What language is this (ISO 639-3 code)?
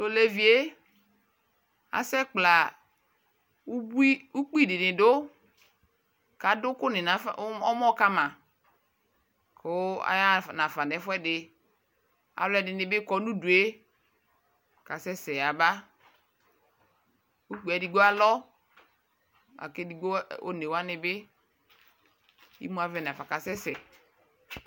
kpo